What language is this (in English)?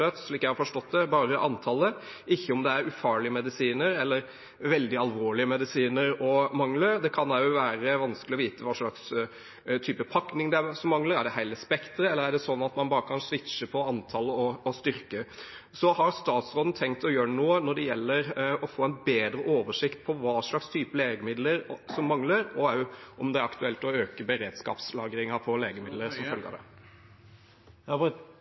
Norwegian Bokmål